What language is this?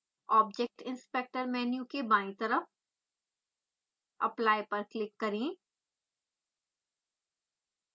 Hindi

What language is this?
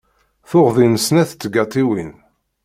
Kabyle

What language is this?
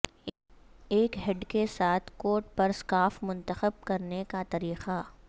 Urdu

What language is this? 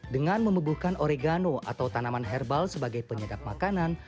Indonesian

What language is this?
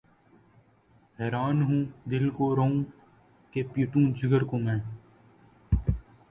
Urdu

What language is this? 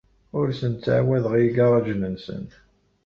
Kabyle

